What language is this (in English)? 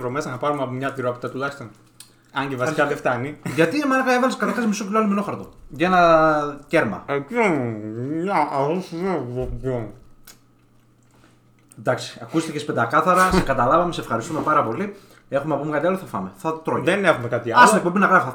Greek